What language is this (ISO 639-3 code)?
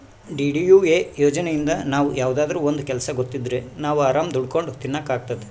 kan